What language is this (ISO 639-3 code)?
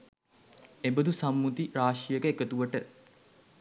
sin